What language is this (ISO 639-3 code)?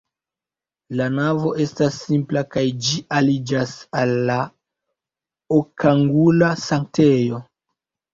epo